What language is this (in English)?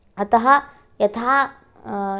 Sanskrit